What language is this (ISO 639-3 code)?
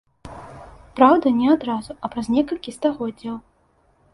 bel